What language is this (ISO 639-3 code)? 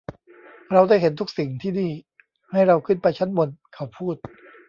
tha